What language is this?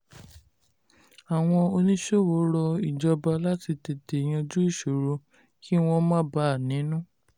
Yoruba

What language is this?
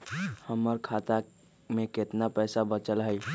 Magahi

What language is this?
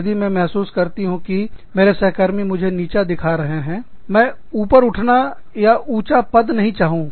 Hindi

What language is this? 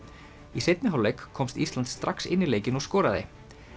Icelandic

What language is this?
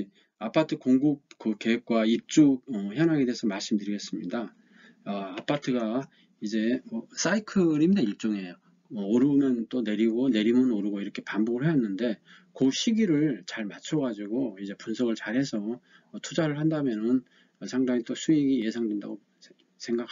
Korean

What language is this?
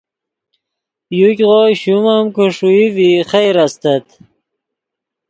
Yidgha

